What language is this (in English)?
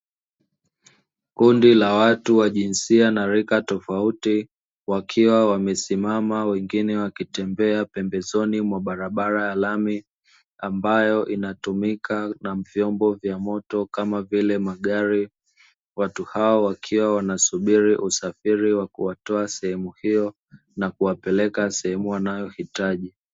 Swahili